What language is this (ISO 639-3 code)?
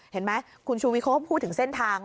tha